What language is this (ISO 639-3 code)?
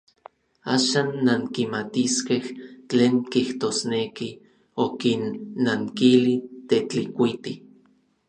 nlv